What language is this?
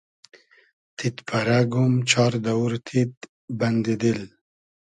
Hazaragi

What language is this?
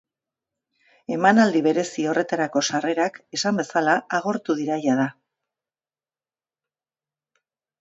Basque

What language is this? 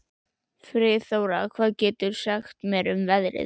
Icelandic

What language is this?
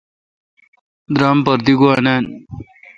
Kalkoti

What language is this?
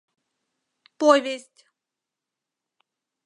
Mari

